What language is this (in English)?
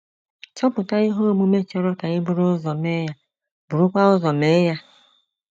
Igbo